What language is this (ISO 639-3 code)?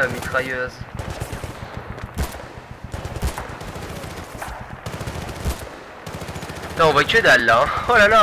fra